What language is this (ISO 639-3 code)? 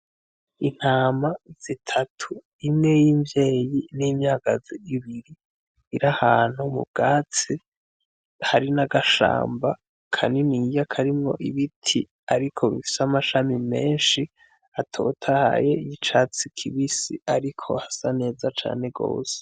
run